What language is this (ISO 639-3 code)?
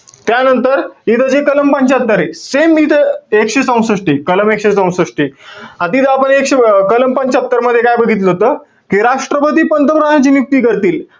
mar